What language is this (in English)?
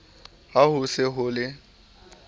Southern Sotho